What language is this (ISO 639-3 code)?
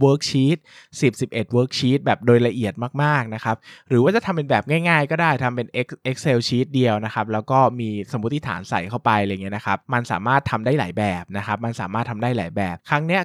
tha